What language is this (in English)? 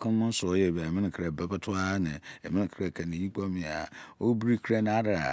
Izon